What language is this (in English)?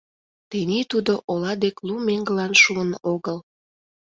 Mari